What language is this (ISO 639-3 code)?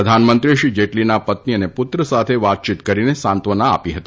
guj